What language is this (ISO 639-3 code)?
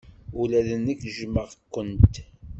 kab